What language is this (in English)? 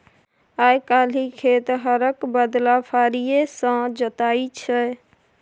Maithili